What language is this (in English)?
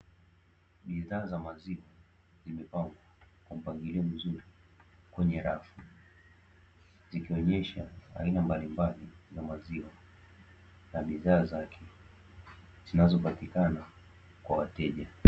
Swahili